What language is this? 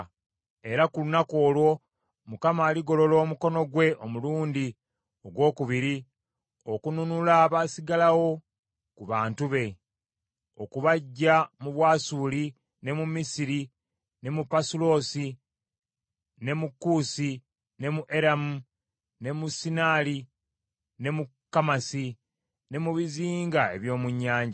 Ganda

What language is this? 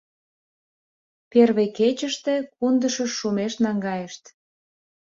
Mari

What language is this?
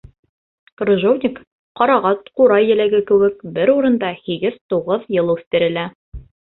Bashkir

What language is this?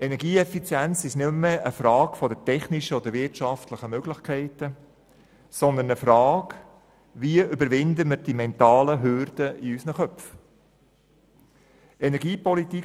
Swiss German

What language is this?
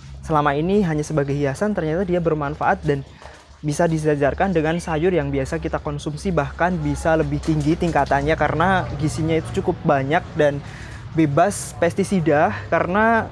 Indonesian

